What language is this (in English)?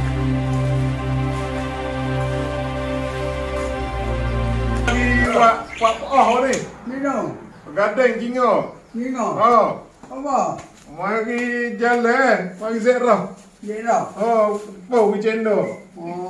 Malay